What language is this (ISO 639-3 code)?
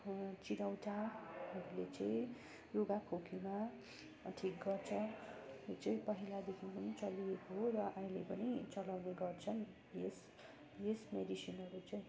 nep